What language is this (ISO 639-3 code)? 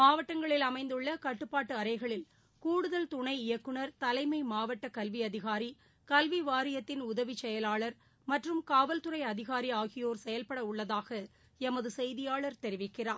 tam